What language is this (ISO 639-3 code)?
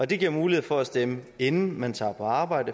dan